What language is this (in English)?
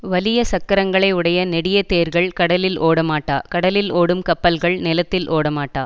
Tamil